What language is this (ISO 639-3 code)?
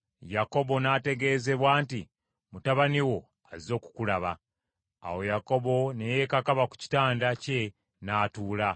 lug